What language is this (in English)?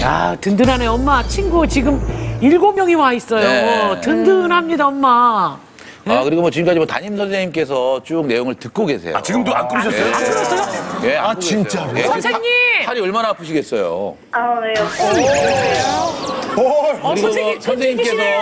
Korean